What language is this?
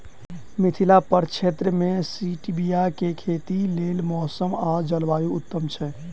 Maithili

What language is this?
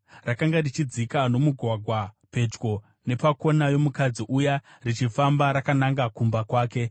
Shona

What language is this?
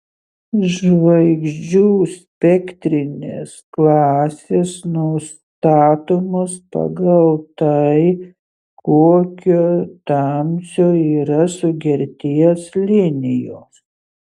Lithuanian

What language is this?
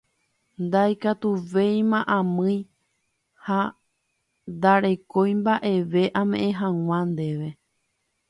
Guarani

